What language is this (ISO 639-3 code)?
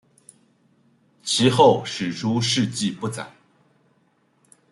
zho